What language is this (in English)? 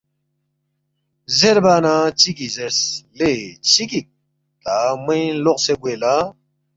Balti